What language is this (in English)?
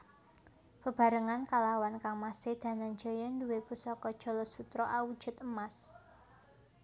Javanese